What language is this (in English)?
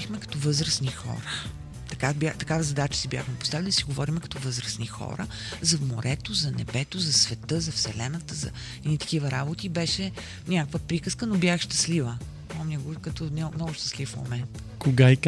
Bulgarian